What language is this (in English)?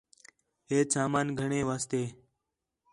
Khetrani